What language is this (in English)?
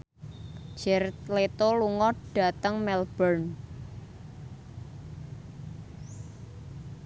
Javanese